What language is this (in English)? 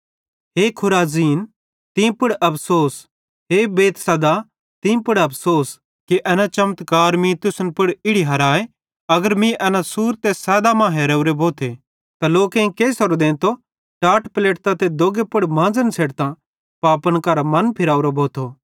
Bhadrawahi